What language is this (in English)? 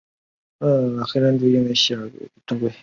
Chinese